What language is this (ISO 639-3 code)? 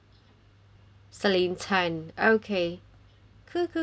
eng